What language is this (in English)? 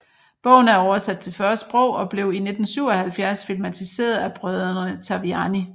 Danish